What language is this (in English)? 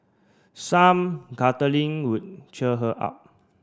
English